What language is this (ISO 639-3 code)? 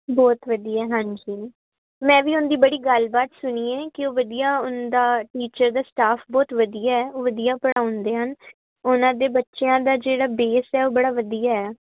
pan